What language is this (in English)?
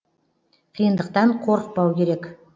Kazakh